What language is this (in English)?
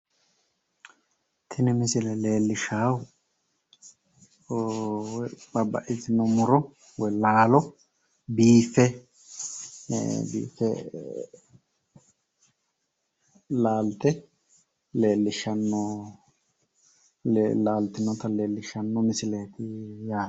Sidamo